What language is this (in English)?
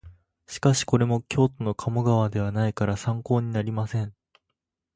Japanese